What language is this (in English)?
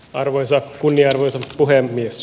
Finnish